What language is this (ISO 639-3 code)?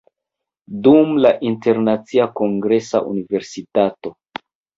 epo